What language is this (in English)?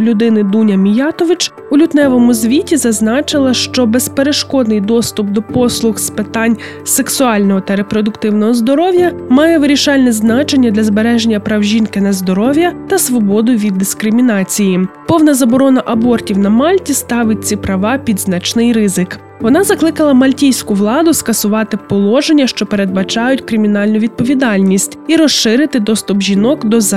Ukrainian